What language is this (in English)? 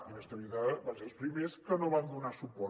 Catalan